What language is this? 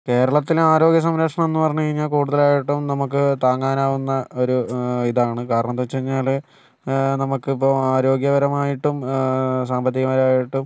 Malayalam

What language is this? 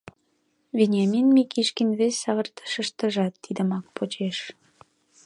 Mari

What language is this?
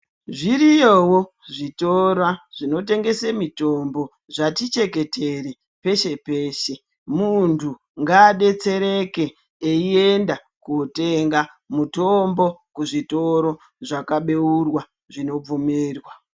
Ndau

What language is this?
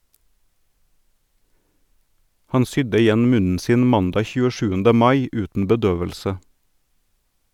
Norwegian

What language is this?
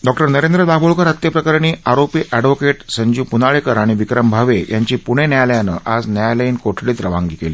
Marathi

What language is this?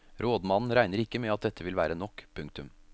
Norwegian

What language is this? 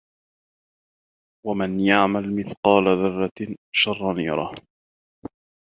Arabic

